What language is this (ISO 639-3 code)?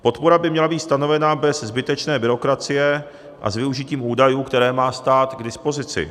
ces